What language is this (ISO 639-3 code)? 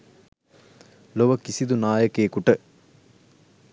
sin